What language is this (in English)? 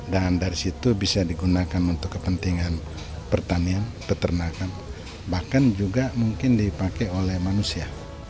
Indonesian